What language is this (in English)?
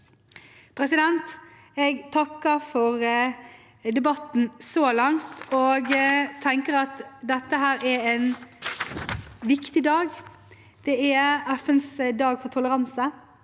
Norwegian